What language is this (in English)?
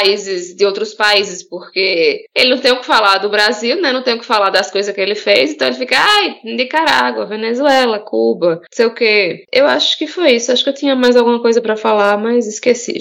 Portuguese